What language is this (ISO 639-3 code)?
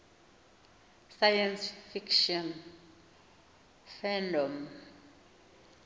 xho